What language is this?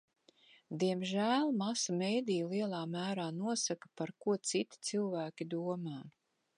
Latvian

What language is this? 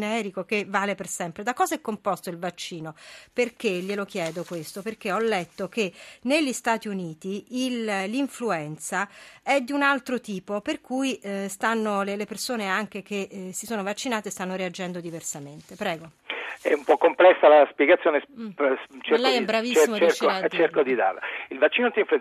Italian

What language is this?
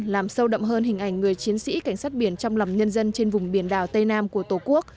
Vietnamese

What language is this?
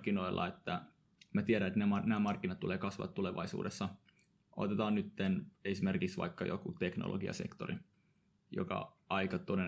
Finnish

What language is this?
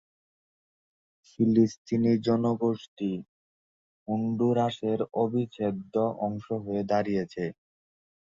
Bangla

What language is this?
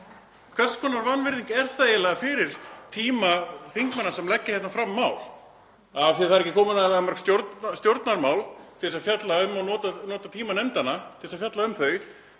Icelandic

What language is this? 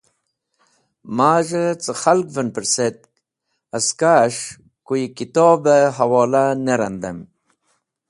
Wakhi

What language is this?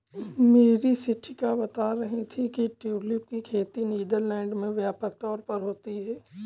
Hindi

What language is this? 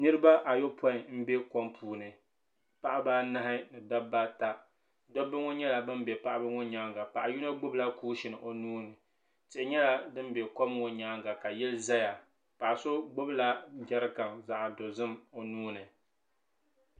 Dagbani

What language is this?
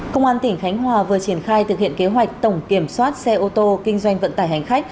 Vietnamese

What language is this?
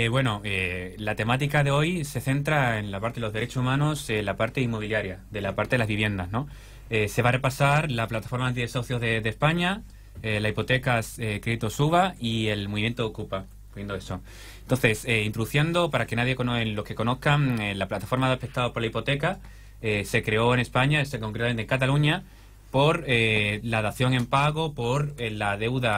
Spanish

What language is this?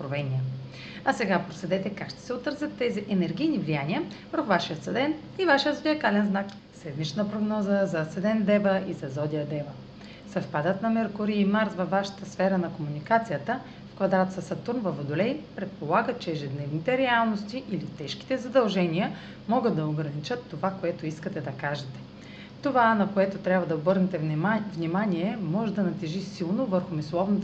Bulgarian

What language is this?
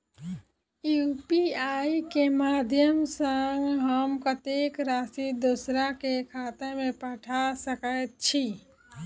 Maithili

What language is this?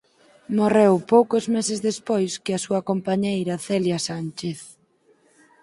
Galician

